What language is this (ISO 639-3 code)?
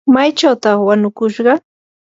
qur